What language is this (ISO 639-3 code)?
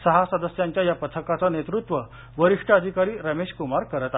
mar